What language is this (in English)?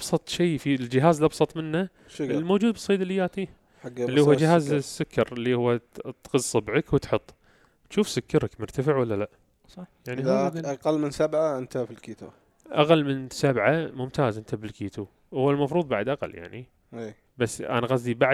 Arabic